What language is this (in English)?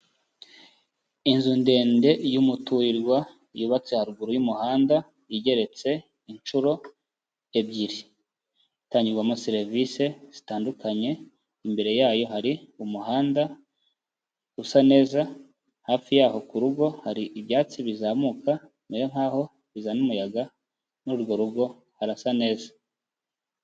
Kinyarwanda